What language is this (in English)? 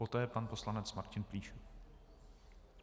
Czech